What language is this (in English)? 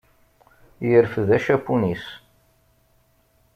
Kabyle